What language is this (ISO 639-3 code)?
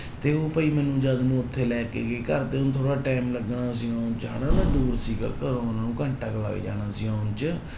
pan